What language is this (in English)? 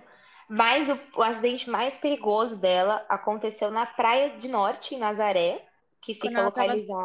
Portuguese